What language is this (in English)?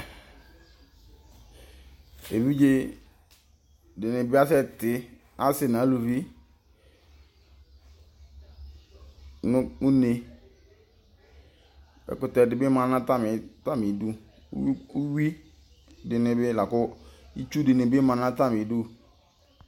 Ikposo